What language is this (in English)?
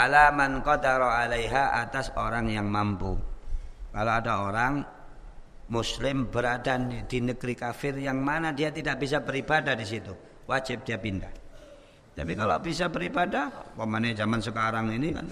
Indonesian